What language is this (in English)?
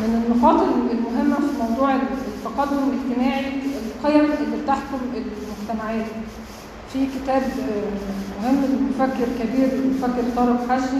Arabic